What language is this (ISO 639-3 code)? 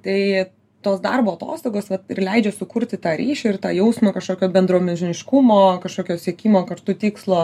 lit